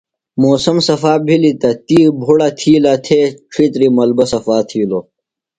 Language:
Phalura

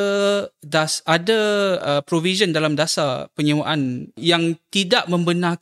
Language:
Malay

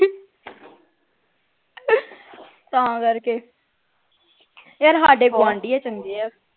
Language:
Punjabi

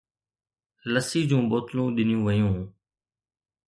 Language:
Sindhi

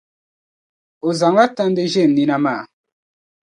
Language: Dagbani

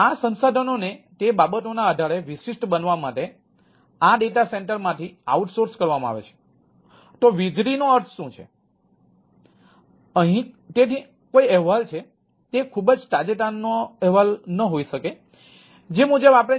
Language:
Gujarati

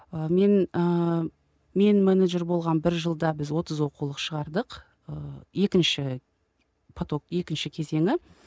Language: Kazakh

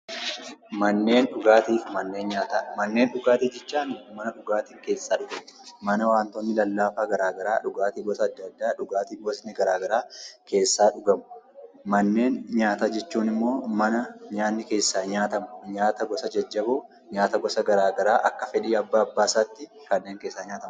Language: Oromo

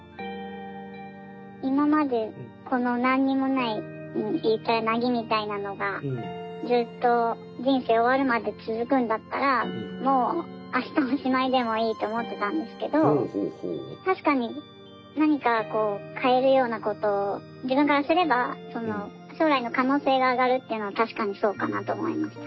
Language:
Japanese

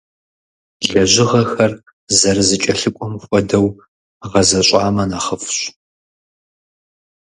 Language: Kabardian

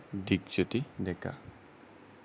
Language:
Assamese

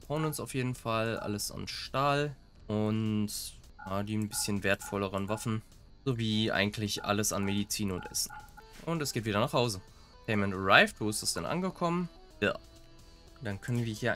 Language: German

